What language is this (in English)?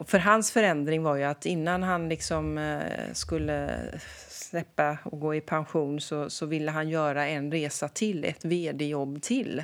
Swedish